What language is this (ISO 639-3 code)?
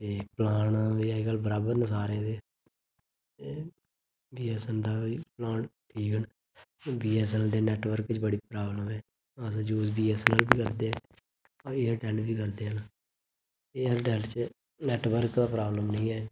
doi